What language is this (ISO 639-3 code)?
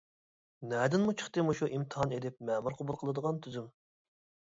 uig